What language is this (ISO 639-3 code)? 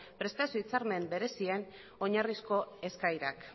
eus